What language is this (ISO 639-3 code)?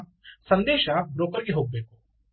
kan